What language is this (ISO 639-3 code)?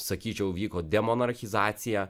lit